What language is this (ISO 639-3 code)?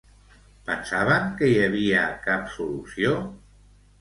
cat